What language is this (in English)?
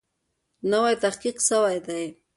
Pashto